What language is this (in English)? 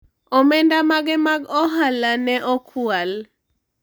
Luo (Kenya and Tanzania)